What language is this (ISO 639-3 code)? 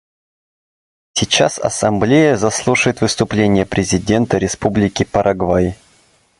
rus